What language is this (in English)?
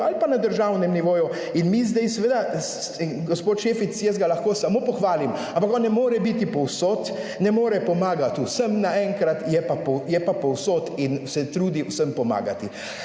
Slovenian